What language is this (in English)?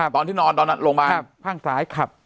Thai